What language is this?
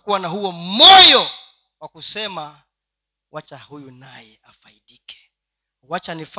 Swahili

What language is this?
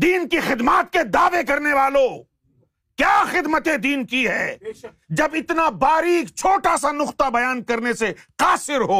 Urdu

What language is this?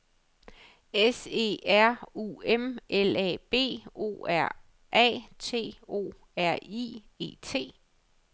Danish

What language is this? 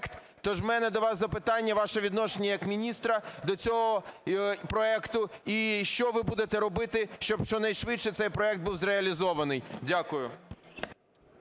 Ukrainian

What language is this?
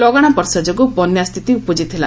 Odia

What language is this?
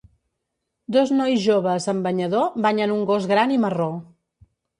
Catalan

